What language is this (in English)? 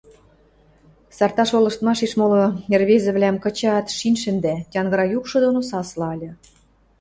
Western Mari